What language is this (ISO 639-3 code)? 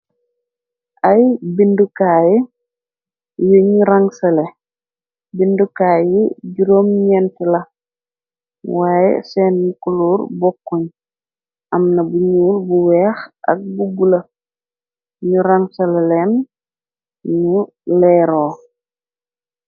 wol